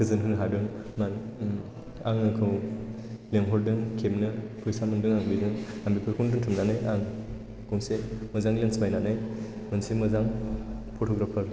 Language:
Bodo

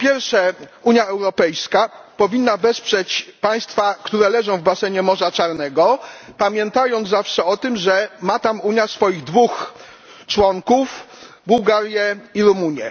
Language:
Polish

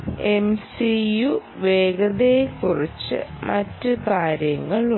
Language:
Malayalam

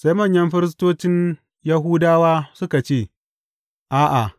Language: Hausa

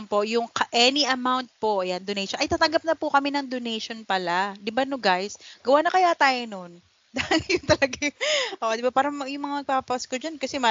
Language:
Filipino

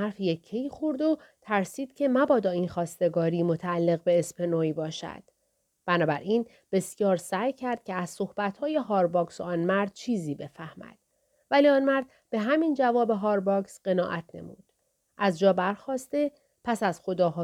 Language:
Persian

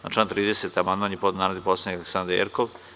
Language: Serbian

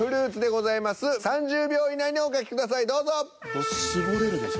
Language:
Japanese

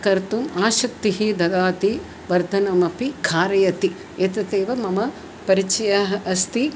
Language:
Sanskrit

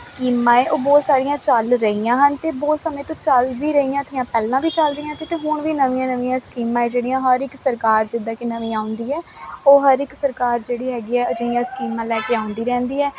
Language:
Punjabi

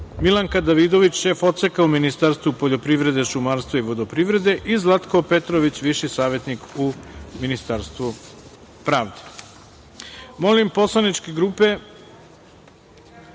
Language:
Serbian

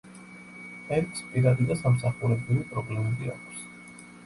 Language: Georgian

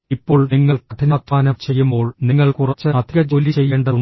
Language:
Malayalam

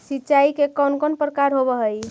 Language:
Magahi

